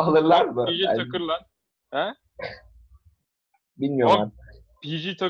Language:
Turkish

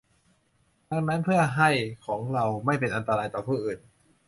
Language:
Thai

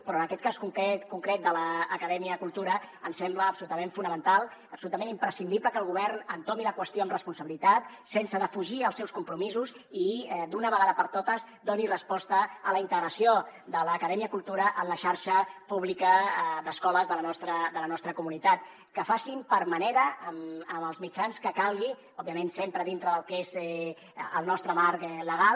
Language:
Catalan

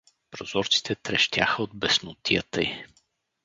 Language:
Bulgarian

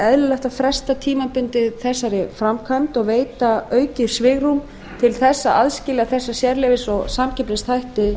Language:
Icelandic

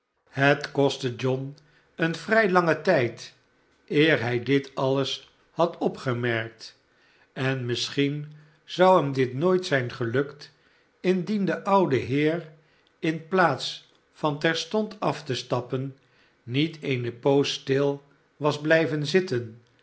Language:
Dutch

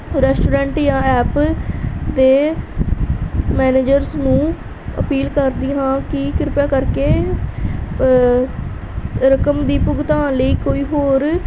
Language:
Punjabi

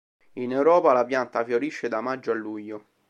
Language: Italian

